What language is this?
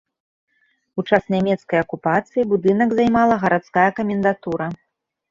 Belarusian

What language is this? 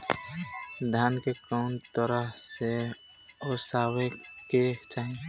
Bhojpuri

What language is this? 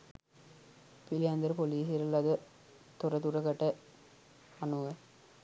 Sinhala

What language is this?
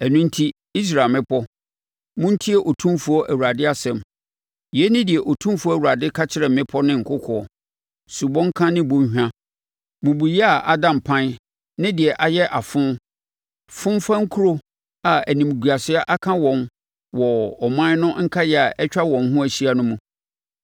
Akan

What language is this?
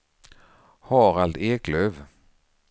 Swedish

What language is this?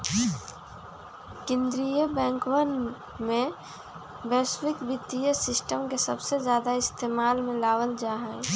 Magahi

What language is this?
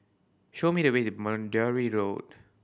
English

